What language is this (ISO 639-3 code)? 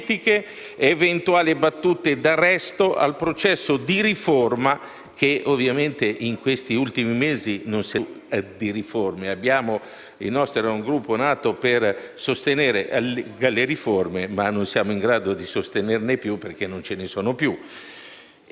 ita